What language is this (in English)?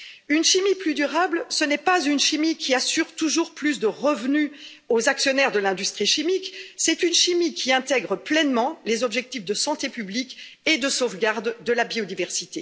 French